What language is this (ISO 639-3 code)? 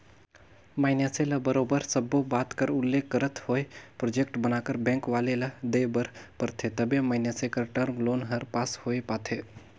hne